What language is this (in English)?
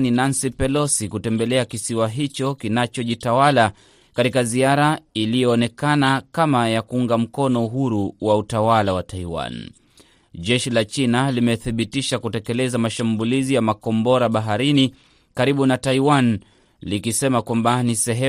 Swahili